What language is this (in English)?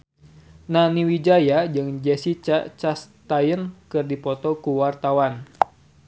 Sundanese